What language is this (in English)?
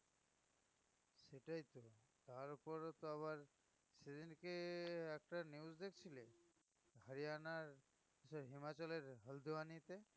Bangla